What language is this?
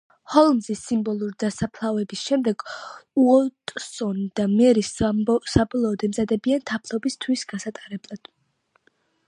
Georgian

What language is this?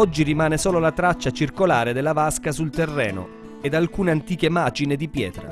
Italian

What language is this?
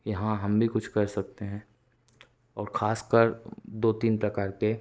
Hindi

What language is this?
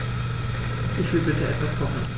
German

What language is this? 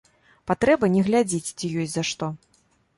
Belarusian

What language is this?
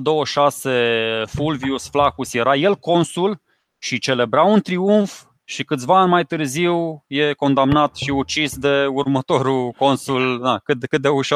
Romanian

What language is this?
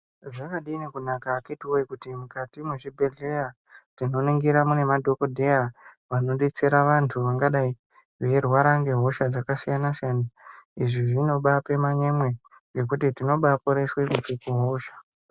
Ndau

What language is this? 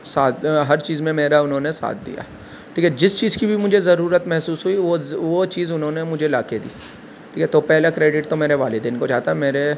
Urdu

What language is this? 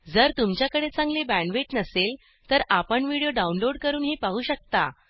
Marathi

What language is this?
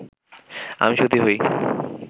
Bangla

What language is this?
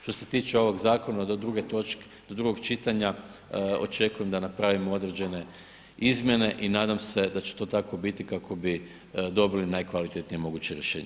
Croatian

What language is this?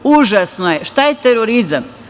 Serbian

